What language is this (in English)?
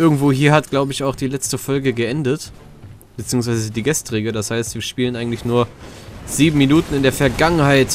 German